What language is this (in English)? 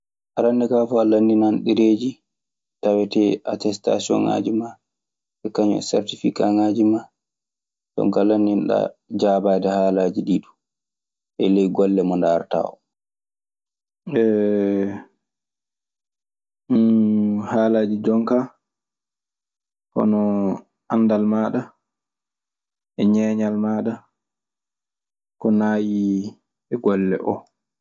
Maasina Fulfulde